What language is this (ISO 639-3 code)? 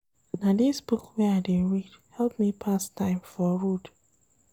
pcm